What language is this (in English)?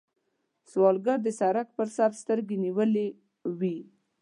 Pashto